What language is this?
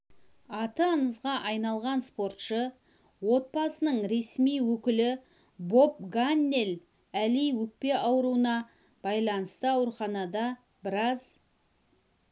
Kazakh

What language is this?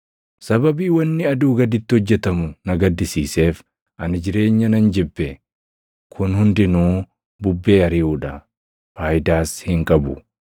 Oromo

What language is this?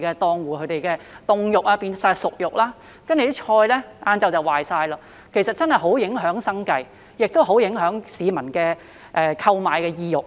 Cantonese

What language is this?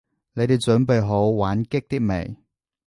Cantonese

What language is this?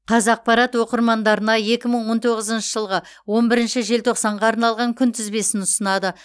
Kazakh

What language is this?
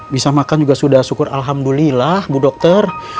Indonesian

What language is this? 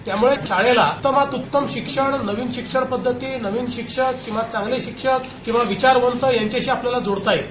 Marathi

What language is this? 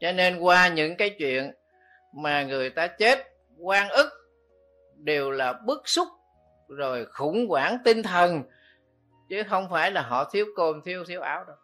Vietnamese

